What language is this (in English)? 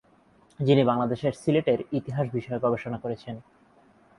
Bangla